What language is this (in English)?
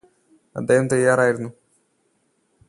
Malayalam